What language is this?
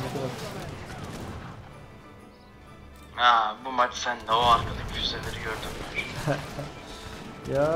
Turkish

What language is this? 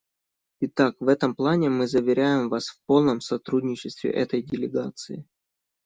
Russian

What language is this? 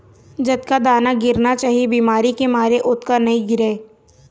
Chhattisgarhi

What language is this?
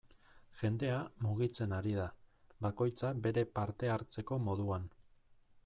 Basque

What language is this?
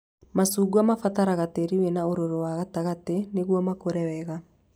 Kikuyu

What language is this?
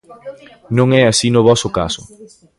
Galician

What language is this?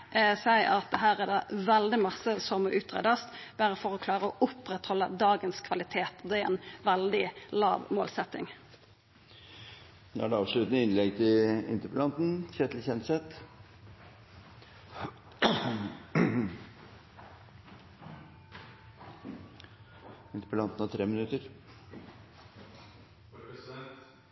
Norwegian Nynorsk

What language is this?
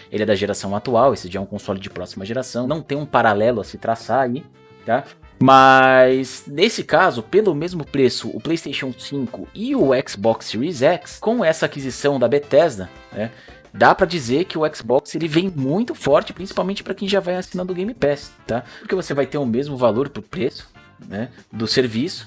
Portuguese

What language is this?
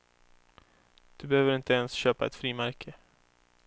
Swedish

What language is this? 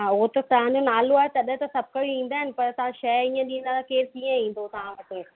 Sindhi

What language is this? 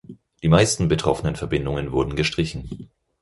German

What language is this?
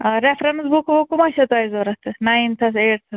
Kashmiri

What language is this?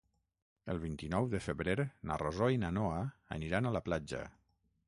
Catalan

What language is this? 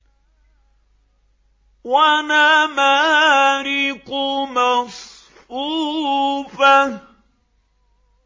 Arabic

